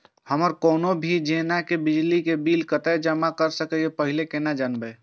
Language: Maithili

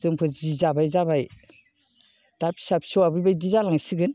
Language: Bodo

